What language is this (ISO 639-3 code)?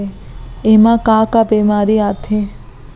hne